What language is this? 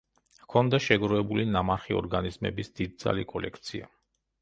Georgian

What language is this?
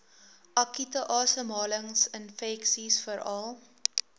Afrikaans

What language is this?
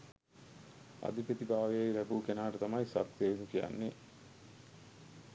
Sinhala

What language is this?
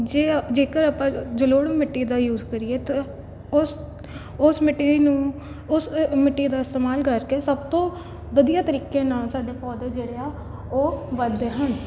Punjabi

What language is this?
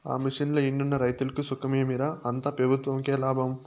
Telugu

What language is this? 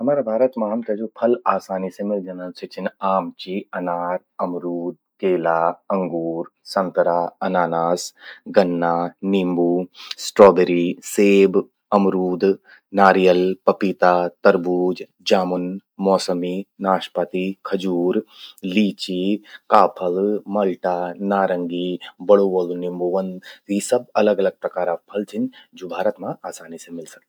Garhwali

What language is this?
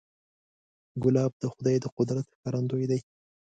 Pashto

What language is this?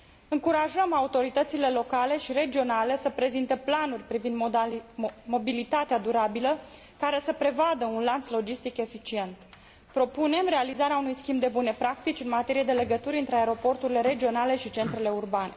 Romanian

